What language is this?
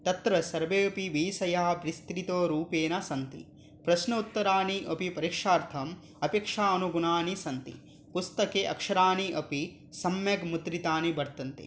Sanskrit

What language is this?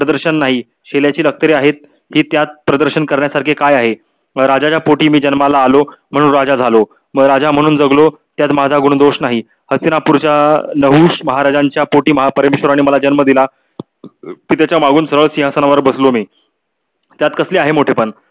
Marathi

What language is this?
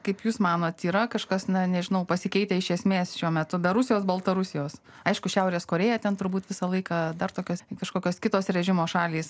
Lithuanian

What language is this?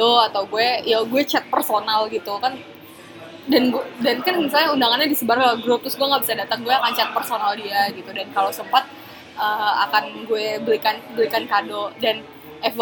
Indonesian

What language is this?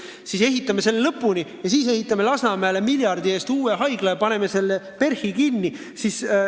Estonian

